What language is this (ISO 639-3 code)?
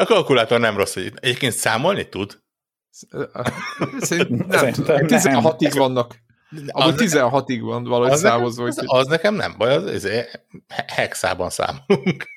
hun